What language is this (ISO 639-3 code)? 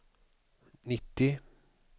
swe